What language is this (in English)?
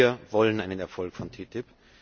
German